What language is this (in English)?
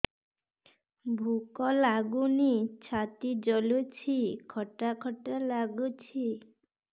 Odia